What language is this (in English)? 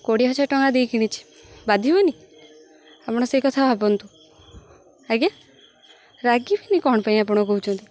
Odia